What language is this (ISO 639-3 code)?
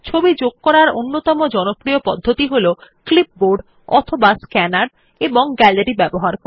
ben